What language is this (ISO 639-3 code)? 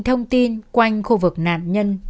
vie